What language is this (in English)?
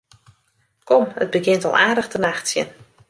Western Frisian